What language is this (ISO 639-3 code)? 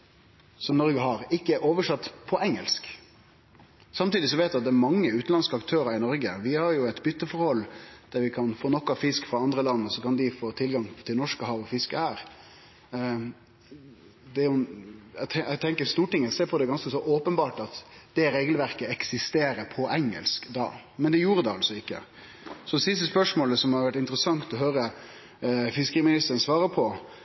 nno